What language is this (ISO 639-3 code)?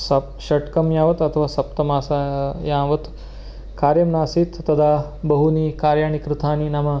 san